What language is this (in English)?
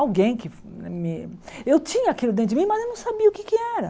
Portuguese